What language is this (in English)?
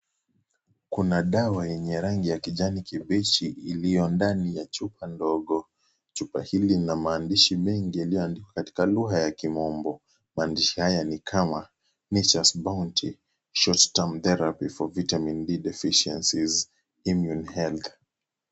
Swahili